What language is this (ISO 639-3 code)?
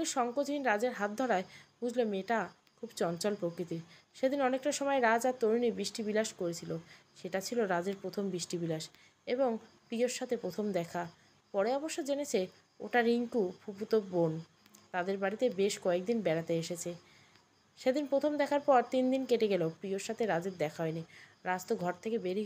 ben